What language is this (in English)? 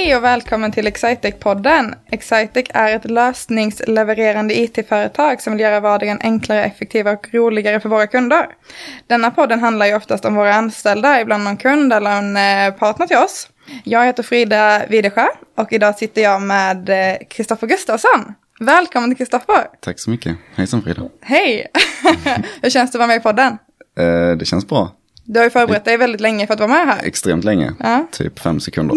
Swedish